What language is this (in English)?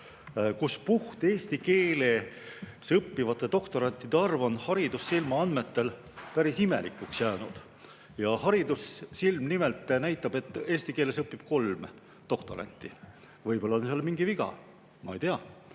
Estonian